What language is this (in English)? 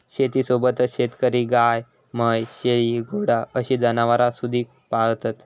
Marathi